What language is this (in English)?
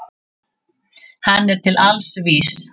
Icelandic